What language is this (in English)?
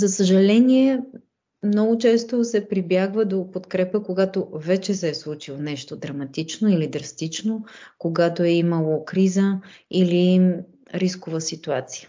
Bulgarian